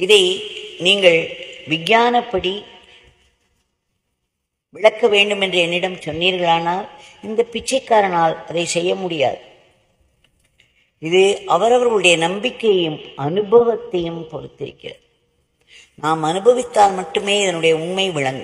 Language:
Romanian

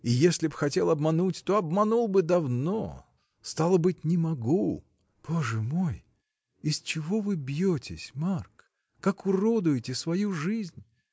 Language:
Russian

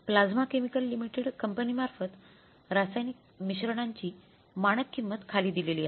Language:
Marathi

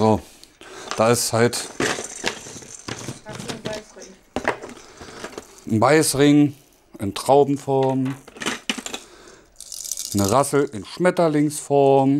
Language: German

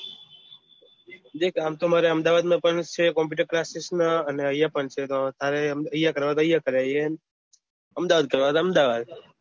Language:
Gujarati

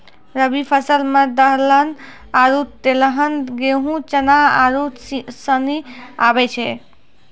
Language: Maithili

